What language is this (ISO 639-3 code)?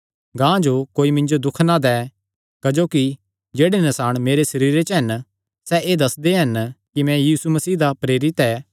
xnr